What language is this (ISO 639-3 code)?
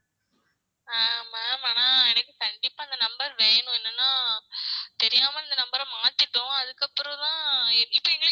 tam